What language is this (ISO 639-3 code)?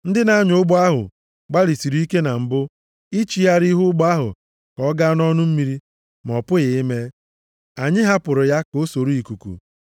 ibo